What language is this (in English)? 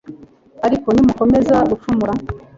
Kinyarwanda